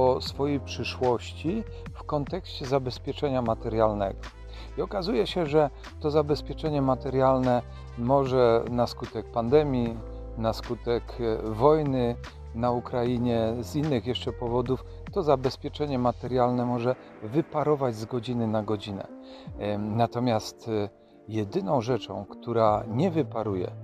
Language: Polish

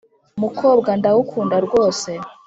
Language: Kinyarwanda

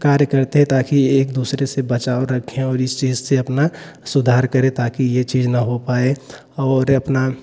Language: Hindi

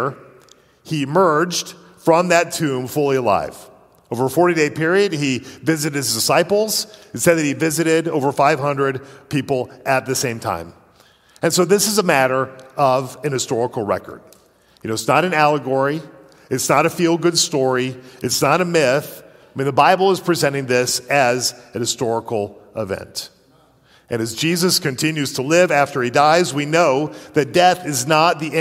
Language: English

